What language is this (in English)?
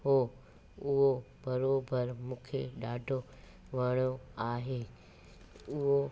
Sindhi